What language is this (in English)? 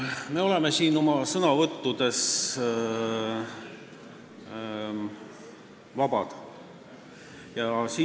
Estonian